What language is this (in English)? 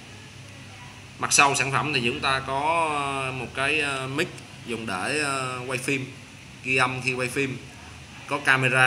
Vietnamese